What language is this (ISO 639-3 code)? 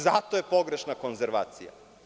srp